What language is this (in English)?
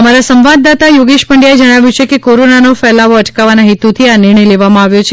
Gujarati